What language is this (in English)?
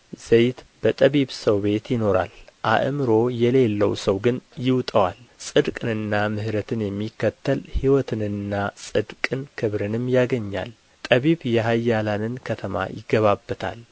Amharic